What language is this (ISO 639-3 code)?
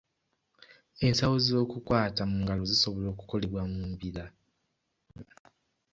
lug